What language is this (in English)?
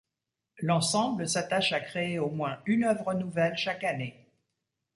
French